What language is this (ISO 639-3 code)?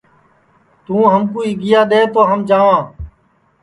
ssi